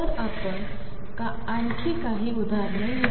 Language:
Marathi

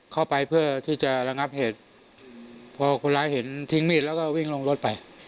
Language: Thai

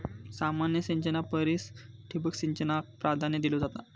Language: Marathi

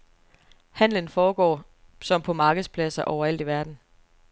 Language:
Danish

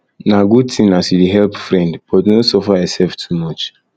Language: Nigerian Pidgin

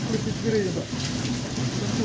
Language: Indonesian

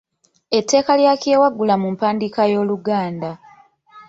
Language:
Ganda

